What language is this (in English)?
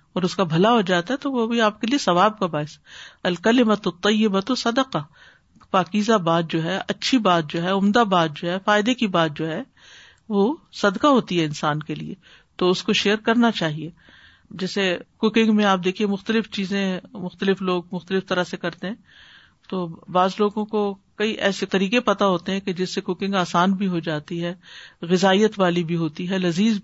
Urdu